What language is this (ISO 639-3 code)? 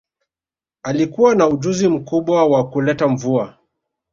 swa